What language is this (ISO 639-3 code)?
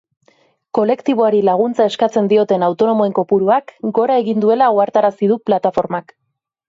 eus